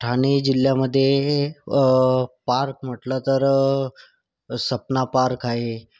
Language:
Marathi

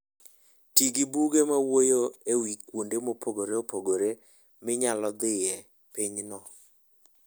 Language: Luo (Kenya and Tanzania)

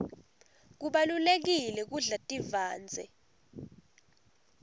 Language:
Swati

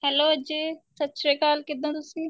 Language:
Punjabi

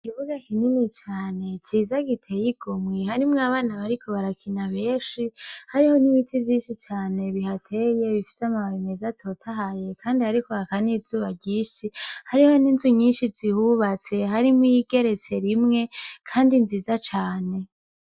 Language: Rundi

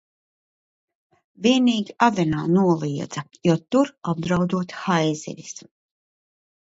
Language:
Latvian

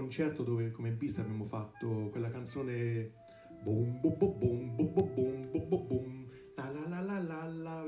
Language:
Italian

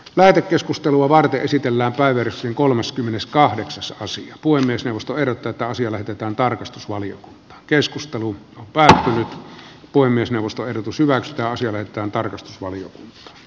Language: Finnish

